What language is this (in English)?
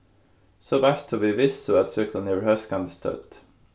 Faroese